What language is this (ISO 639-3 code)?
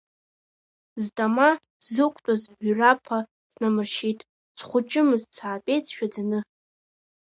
abk